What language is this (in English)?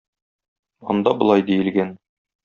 Tatar